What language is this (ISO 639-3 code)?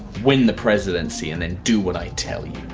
eng